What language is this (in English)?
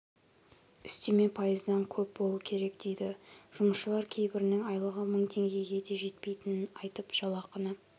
Kazakh